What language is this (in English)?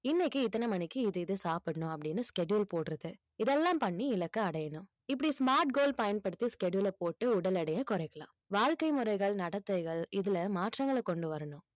Tamil